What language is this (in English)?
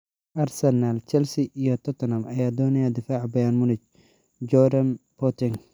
Somali